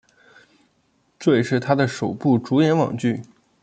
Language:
Chinese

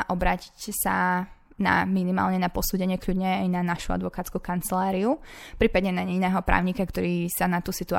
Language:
Slovak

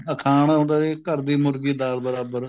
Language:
Punjabi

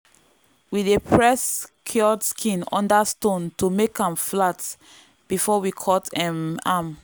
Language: Nigerian Pidgin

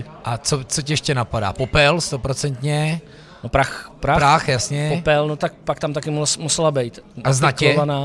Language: Czech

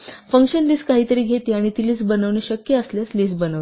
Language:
Marathi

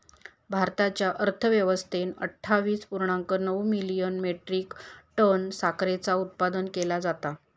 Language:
Marathi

